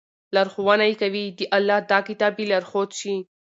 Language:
Pashto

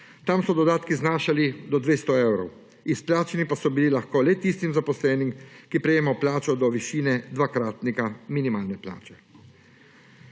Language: Slovenian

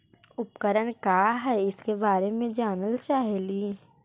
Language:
Magahi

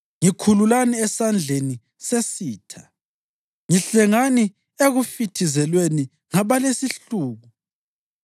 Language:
North Ndebele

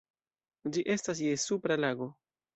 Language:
Esperanto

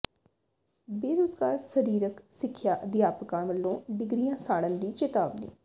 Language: Punjabi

